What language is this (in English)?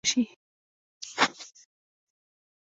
Pashto